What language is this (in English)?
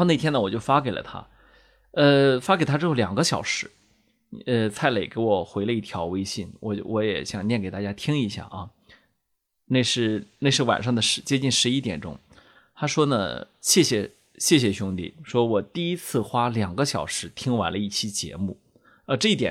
Chinese